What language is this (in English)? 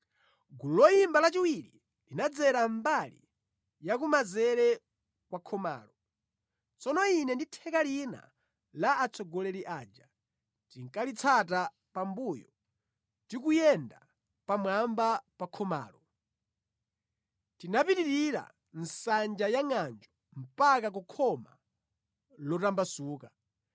Nyanja